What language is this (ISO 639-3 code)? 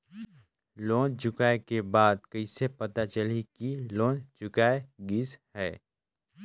hne